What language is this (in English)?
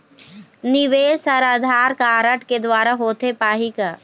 Chhattisgarhi